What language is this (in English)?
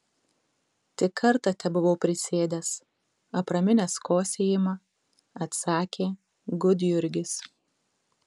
Lithuanian